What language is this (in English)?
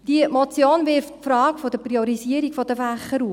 Swiss German